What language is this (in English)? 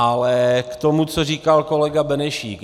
Czech